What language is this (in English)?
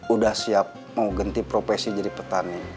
Indonesian